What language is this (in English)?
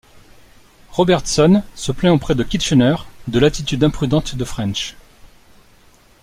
French